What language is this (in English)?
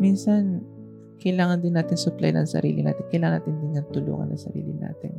Filipino